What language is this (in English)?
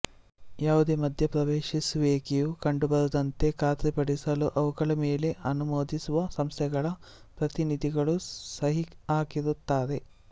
Kannada